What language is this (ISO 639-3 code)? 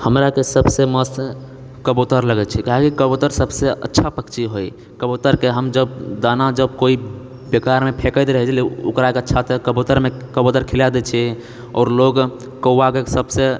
mai